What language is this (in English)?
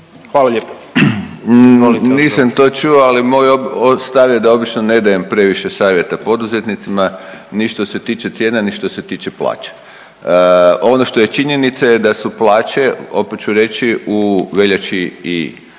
Croatian